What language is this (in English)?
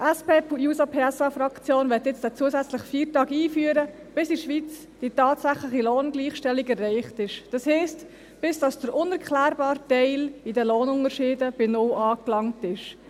Swiss German